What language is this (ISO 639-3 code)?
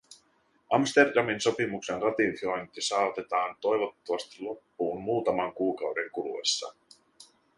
fin